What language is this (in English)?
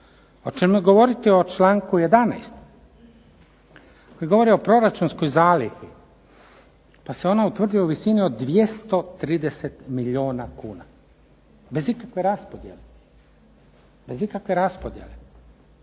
Croatian